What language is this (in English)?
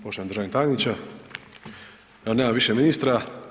Croatian